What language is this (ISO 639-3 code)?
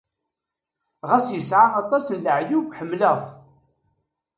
kab